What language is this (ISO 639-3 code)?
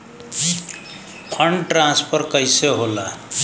bho